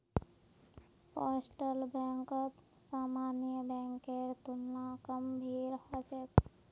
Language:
Magahi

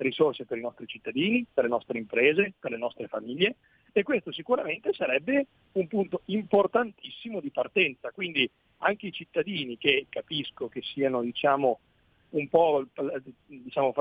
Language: Italian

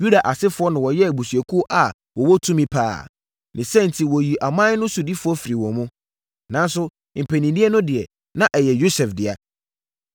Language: Akan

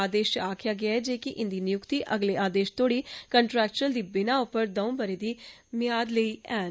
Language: Dogri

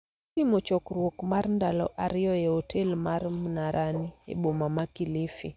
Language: Luo (Kenya and Tanzania)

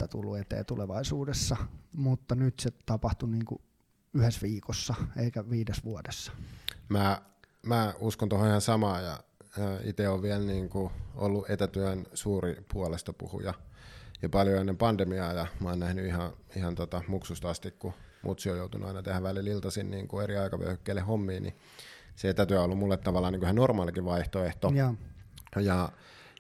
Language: Finnish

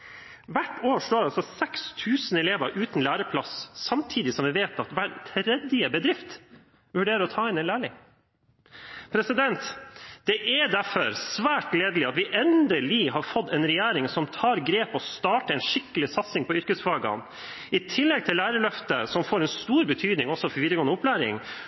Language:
Norwegian Bokmål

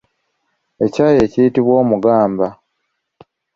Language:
Ganda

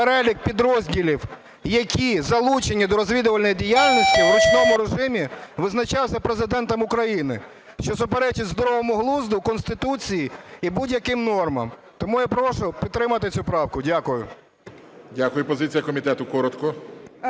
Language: Ukrainian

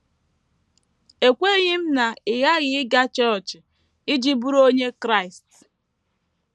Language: Igbo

